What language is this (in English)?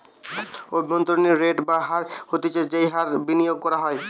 Bangla